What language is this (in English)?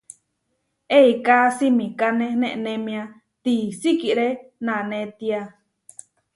Huarijio